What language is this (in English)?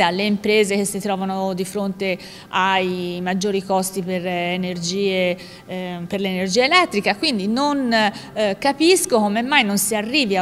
Italian